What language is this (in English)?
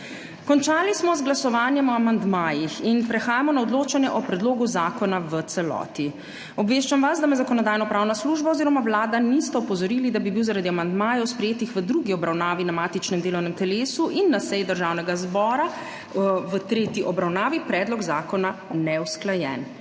Slovenian